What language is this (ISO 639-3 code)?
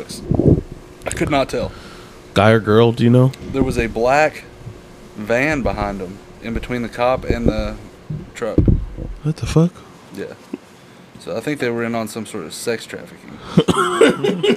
eng